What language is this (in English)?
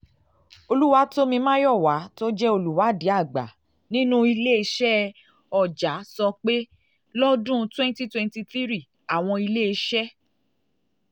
Yoruba